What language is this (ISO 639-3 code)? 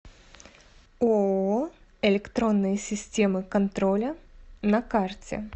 rus